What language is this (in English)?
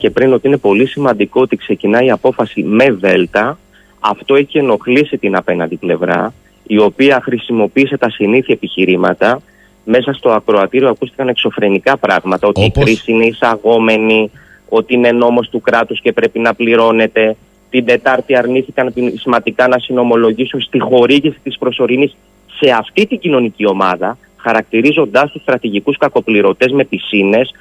Greek